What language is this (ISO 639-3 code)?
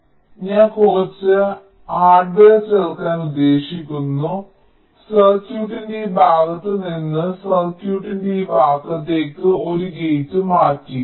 mal